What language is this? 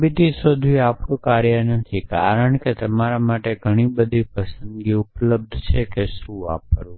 Gujarati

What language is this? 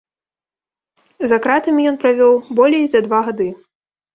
Belarusian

